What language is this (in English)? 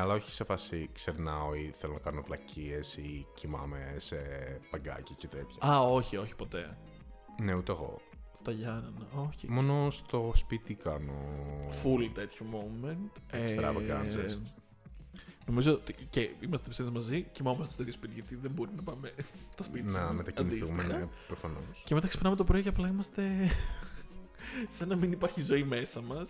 Greek